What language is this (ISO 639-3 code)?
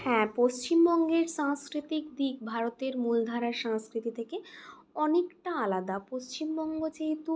ben